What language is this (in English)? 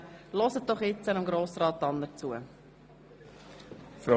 Swiss German